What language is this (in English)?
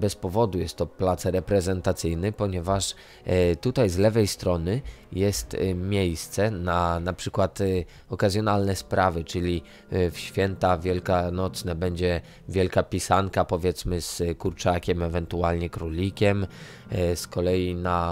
Polish